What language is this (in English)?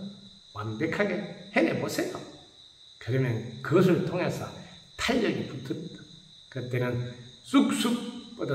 Korean